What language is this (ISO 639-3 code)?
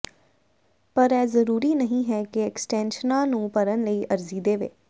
pan